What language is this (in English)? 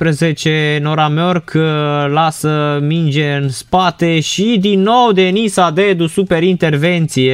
Romanian